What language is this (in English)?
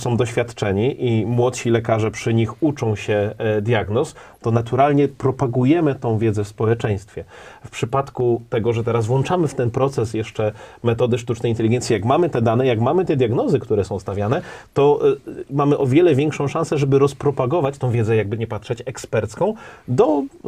Polish